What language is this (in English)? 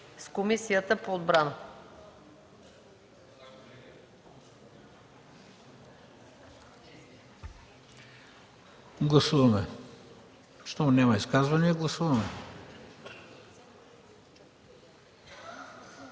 Bulgarian